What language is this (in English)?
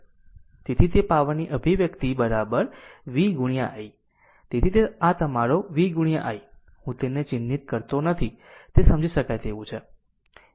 Gujarati